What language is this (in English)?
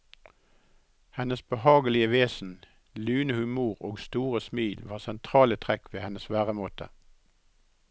Norwegian